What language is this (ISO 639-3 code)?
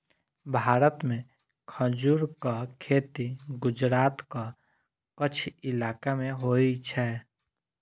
mai